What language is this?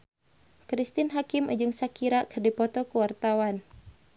Sundanese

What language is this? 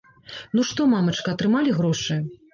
Belarusian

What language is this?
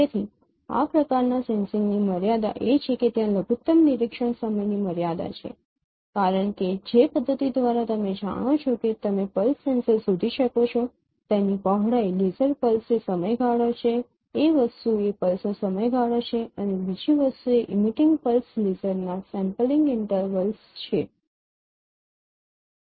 Gujarati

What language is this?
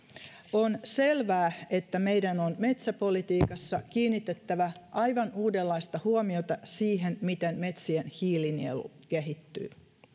Finnish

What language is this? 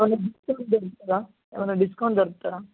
Telugu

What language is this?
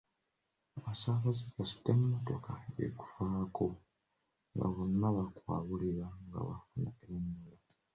Ganda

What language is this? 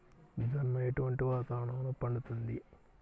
Telugu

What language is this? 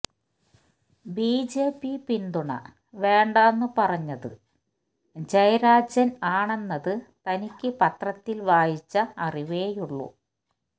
Malayalam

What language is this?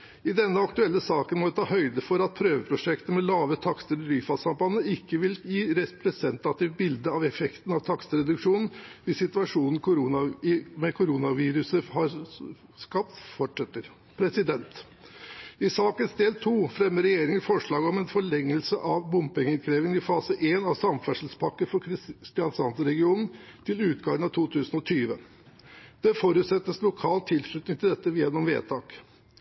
Norwegian Bokmål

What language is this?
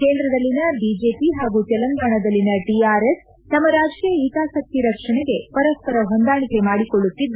Kannada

